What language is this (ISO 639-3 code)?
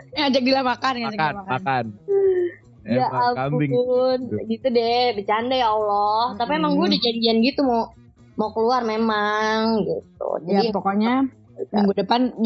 ind